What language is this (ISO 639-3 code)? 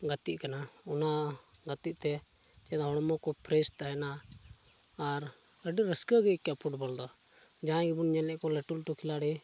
sat